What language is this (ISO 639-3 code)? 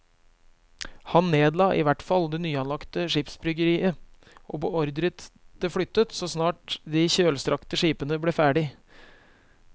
nor